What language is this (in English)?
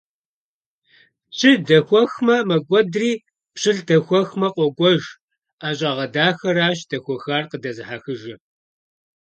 Kabardian